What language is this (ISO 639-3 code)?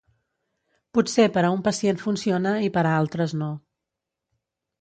cat